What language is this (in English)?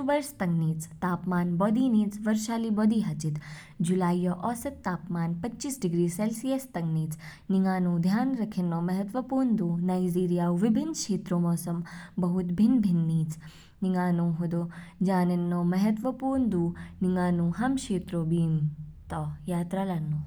Kinnauri